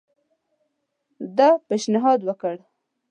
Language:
Pashto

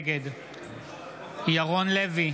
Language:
Hebrew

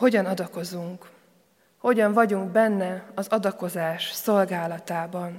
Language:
Hungarian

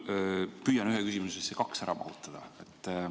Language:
Estonian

